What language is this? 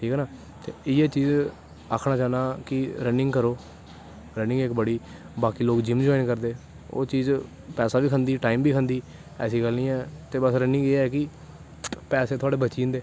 Dogri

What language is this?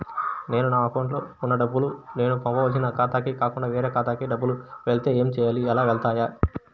Telugu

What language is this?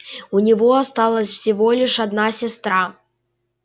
Russian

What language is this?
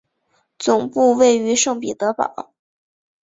Chinese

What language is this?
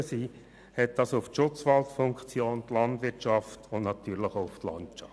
Swiss German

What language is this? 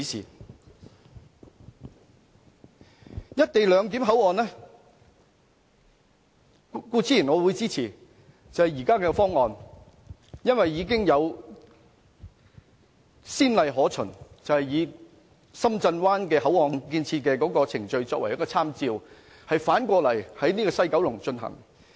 Cantonese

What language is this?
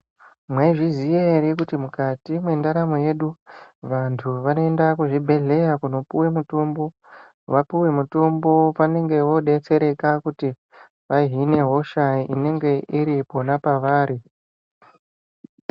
Ndau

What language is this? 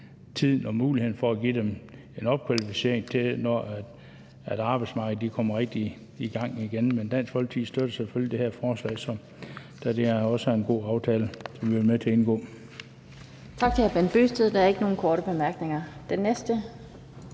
Danish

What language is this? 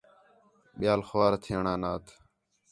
Khetrani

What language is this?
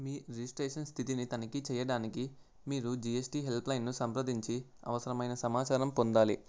Telugu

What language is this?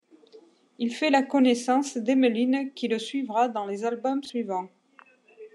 French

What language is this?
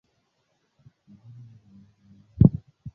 Swahili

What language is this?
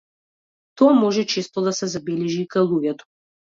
Macedonian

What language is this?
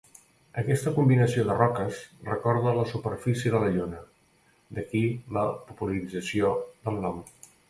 Catalan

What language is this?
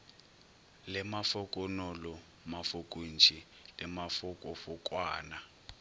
Northern Sotho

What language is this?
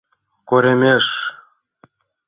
Mari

